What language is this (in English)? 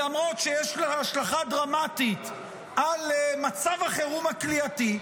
Hebrew